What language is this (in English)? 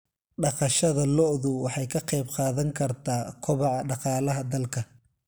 Somali